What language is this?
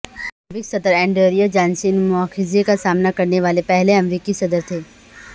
Urdu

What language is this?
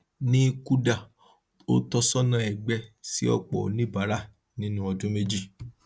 Yoruba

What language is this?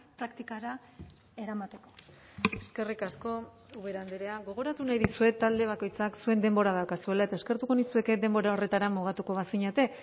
Basque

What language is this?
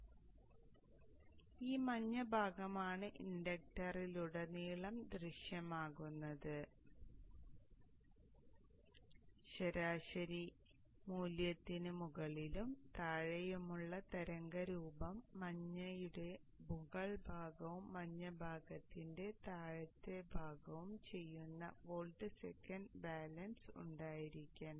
Malayalam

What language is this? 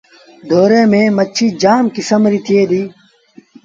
Sindhi Bhil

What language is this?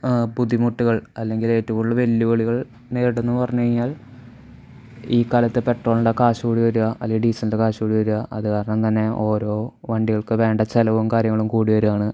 Malayalam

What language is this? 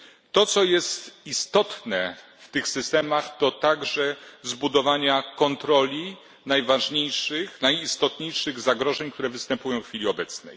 Polish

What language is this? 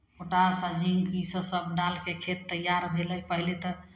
Maithili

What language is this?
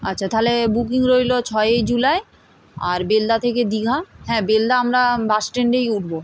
Bangla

